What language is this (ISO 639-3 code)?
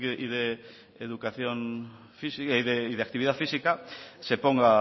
spa